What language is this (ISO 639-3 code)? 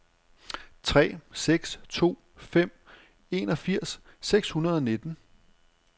dan